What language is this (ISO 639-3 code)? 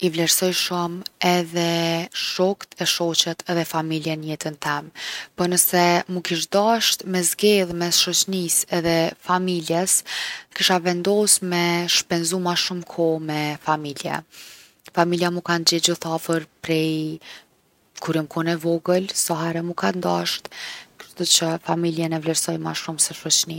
aln